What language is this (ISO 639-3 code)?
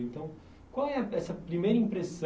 por